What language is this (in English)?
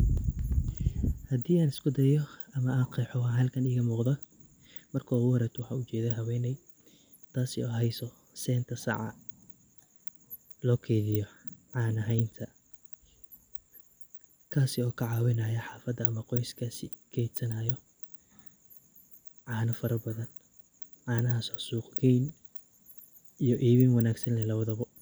Somali